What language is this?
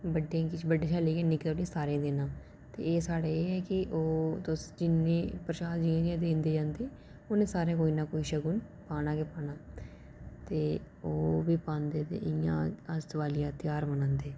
Dogri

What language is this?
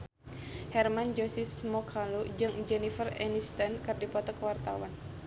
Sundanese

